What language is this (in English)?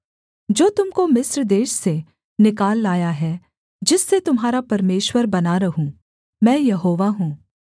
Hindi